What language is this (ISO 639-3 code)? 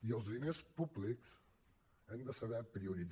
cat